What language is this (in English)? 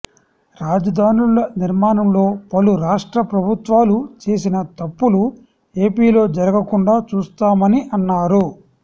Telugu